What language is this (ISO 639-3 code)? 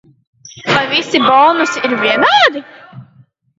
lav